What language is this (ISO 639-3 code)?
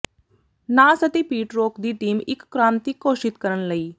pan